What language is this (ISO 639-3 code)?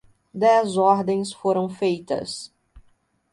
por